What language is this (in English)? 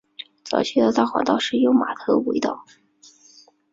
Chinese